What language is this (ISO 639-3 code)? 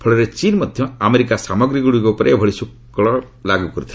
ori